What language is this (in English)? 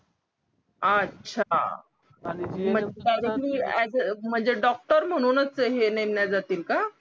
Marathi